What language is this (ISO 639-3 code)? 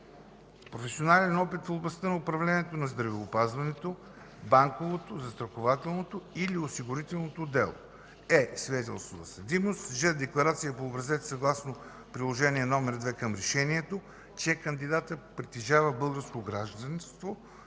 bul